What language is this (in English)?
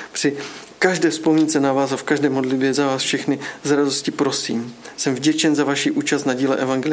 Czech